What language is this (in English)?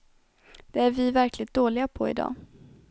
Swedish